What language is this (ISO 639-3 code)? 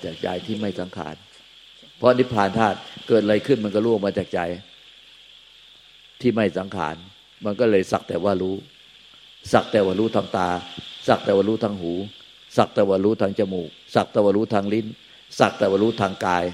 tha